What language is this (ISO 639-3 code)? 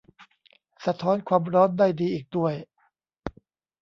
tha